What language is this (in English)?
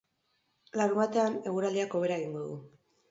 Basque